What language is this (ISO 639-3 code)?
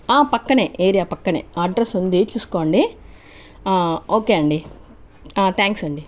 tel